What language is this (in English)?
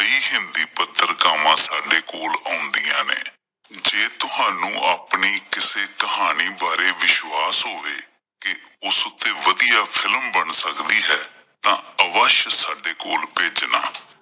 Punjabi